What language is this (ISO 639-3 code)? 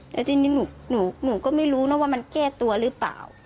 tha